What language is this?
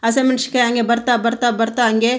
Kannada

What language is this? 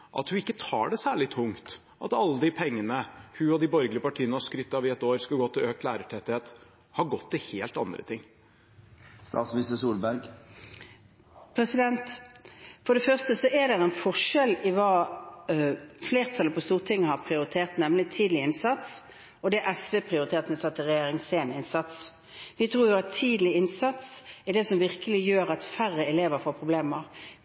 Norwegian Bokmål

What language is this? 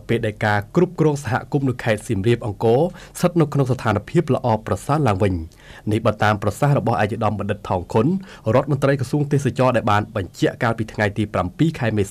Thai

